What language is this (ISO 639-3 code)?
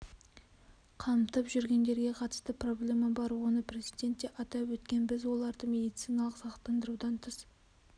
kaz